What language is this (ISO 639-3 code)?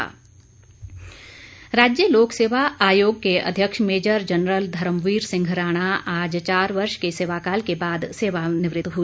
hin